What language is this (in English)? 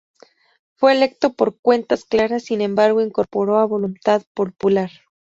Spanish